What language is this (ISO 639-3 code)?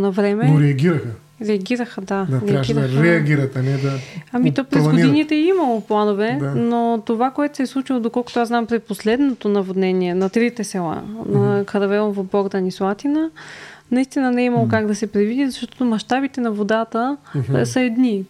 bul